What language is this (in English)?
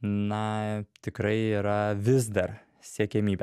Lithuanian